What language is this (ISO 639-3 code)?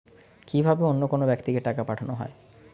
ben